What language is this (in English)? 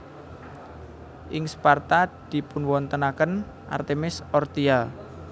Javanese